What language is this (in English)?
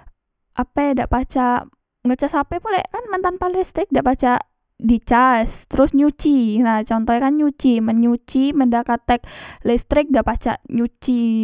Musi